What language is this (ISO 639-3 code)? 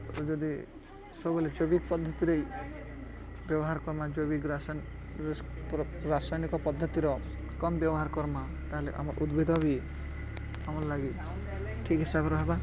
ori